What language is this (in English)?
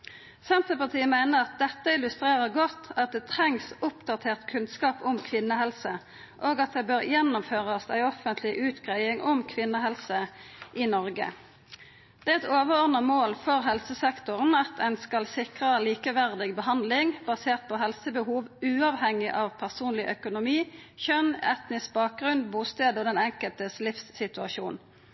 Norwegian Nynorsk